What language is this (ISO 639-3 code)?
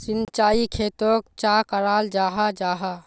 mag